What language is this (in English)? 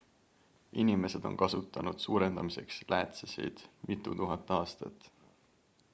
Estonian